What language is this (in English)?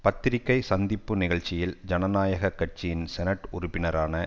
Tamil